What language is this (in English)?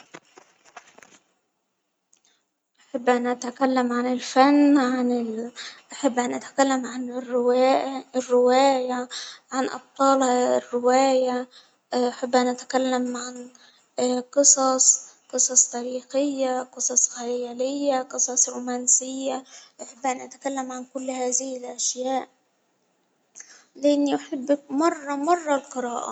Hijazi Arabic